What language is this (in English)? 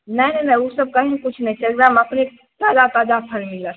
Maithili